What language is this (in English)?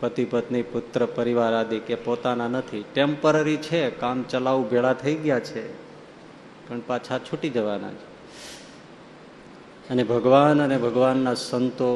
Gujarati